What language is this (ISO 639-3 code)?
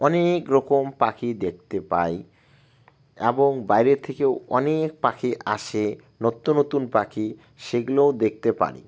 ben